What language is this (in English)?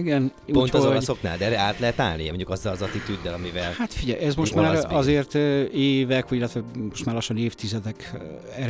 Hungarian